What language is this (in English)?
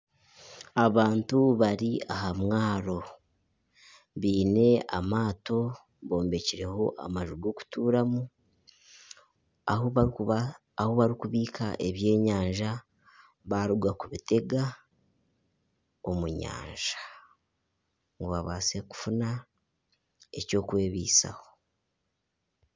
Nyankole